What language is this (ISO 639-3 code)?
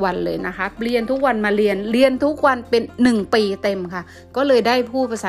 tha